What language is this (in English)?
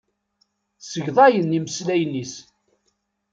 Kabyle